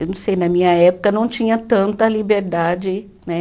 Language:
Portuguese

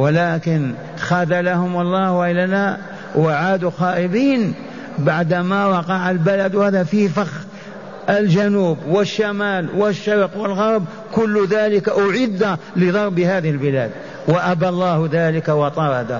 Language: Arabic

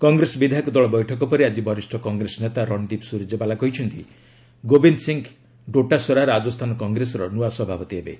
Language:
Odia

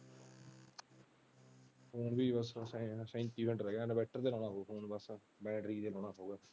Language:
Punjabi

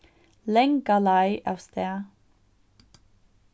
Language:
Faroese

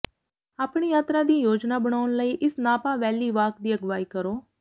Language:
Punjabi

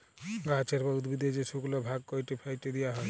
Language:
Bangla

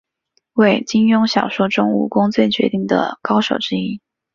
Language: Chinese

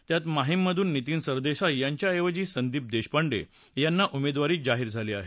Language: Marathi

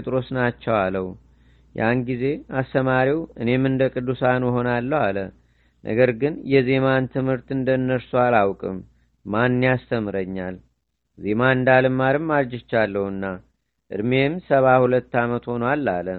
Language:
Amharic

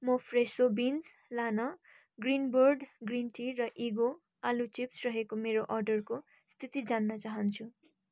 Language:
Nepali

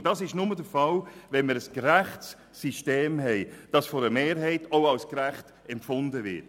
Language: Swiss German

